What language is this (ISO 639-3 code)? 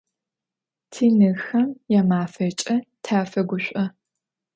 ady